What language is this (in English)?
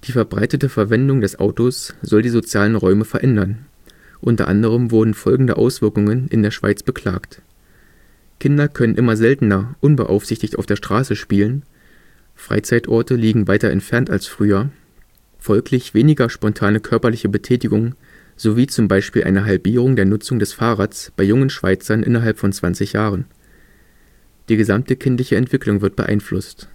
German